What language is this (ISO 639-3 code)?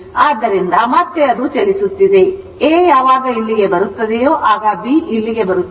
kan